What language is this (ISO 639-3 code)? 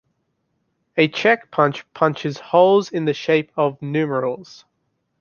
eng